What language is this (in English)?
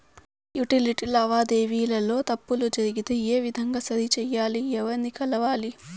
Telugu